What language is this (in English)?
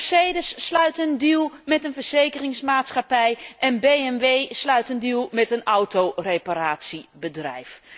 Dutch